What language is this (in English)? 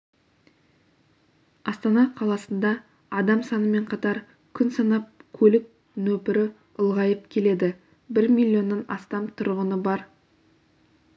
Kazakh